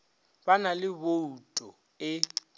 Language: Northern Sotho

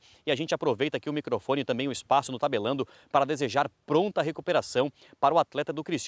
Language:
Portuguese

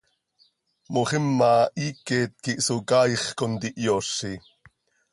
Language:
Seri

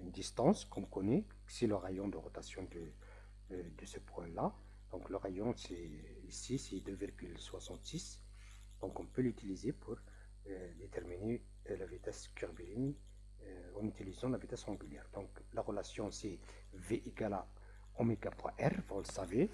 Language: French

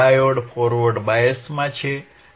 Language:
Gujarati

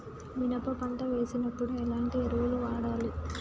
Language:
Telugu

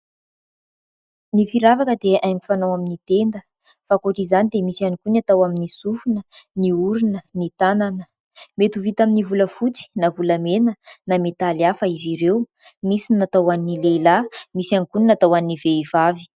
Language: Malagasy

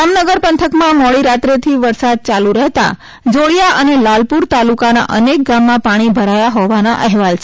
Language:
Gujarati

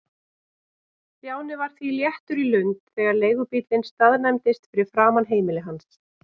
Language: Icelandic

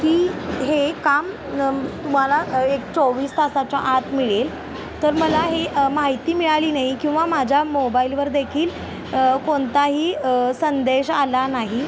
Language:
Marathi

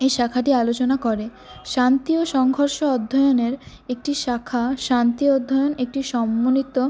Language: Bangla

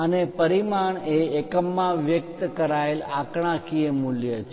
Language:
Gujarati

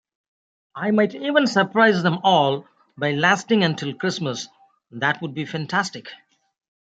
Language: English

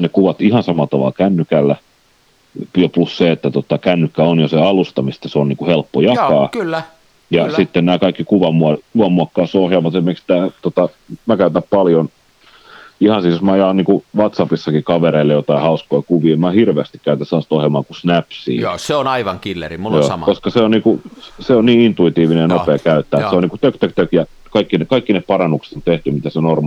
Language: Finnish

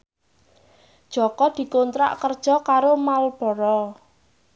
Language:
Javanese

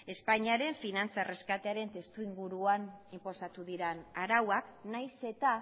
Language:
Basque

